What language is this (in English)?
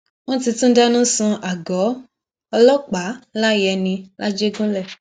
Yoruba